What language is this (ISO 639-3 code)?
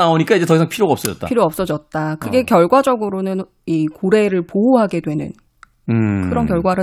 kor